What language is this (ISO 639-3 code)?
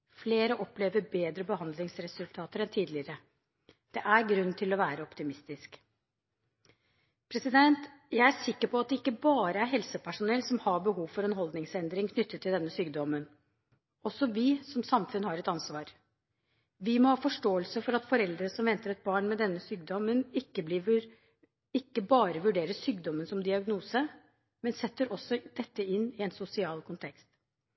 nob